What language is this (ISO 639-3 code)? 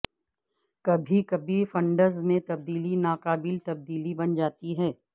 urd